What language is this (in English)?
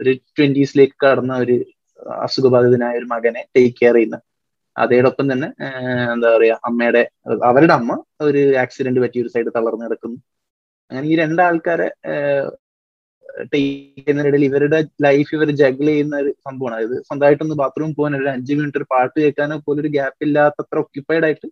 Malayalam